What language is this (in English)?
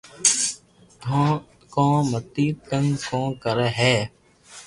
Loarki